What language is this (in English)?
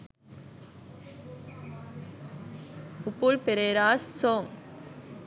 Sinhala